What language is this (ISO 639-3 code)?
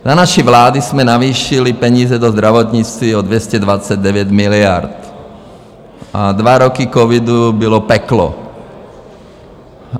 ces